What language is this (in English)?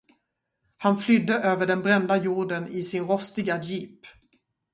Swedish